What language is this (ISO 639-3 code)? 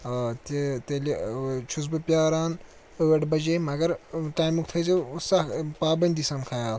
kas